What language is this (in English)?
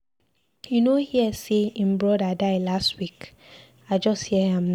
Nigerian Pidgin